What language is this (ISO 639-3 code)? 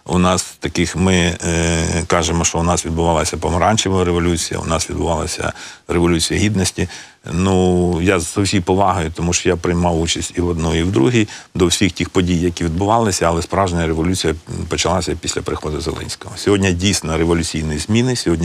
ukr